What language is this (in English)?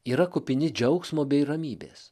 Lithuanian